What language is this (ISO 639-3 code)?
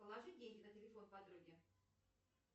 rus